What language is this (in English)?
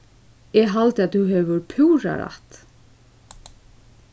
Faroese